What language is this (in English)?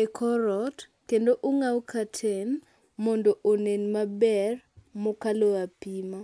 Luo (Kenya and Tanzania)